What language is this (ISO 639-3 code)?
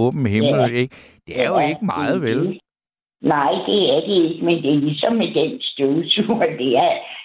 dan